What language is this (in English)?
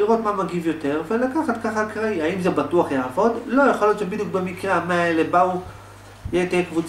Hebrew